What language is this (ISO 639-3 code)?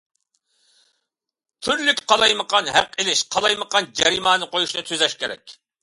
uig